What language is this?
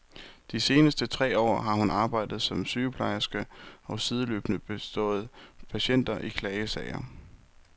Danish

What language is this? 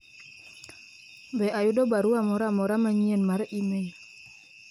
Luo (Kenya and Tanzania)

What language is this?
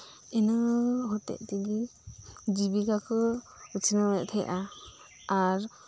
Santali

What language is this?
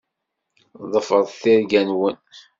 Kabyle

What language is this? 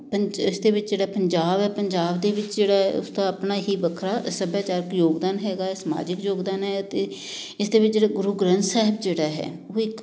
Punjabi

